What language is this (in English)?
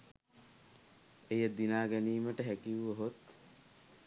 Sinhala